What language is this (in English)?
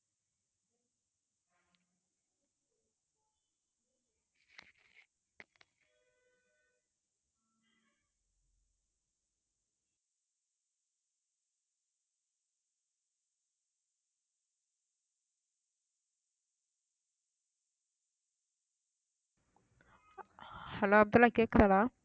Tamil